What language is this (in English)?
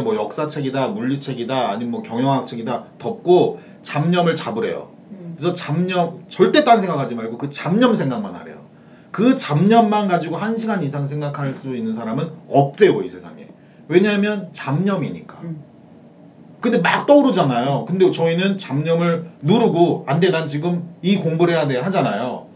Korean